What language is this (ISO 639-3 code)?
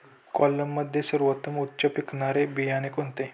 mar